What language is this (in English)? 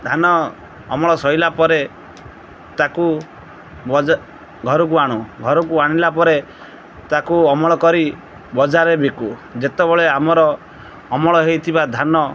Odia